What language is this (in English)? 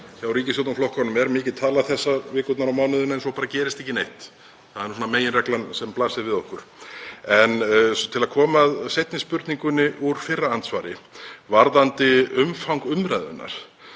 Icelandic